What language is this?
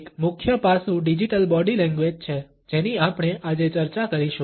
Gujarati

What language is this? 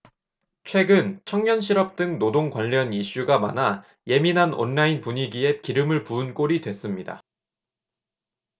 Korean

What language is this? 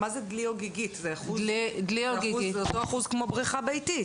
Hebrew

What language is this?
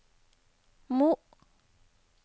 Norwegian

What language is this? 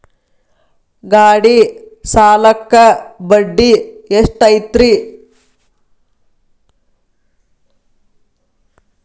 Kannada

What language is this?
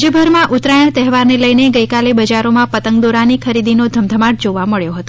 Gujarati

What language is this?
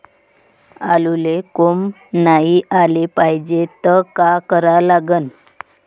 Marathi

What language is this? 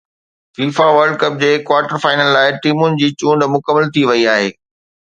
Sindhi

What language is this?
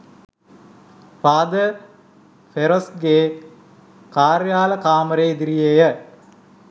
Sinhala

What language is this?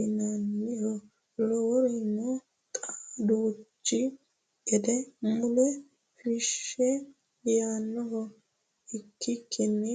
Sidamo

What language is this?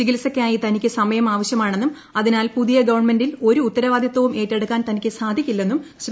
Malayalam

